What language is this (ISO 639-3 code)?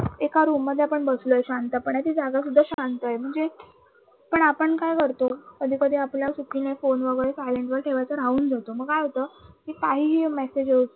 mar